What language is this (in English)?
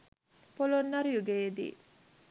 Sinhala